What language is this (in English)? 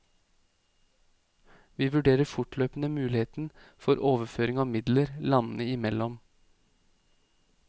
Norwegian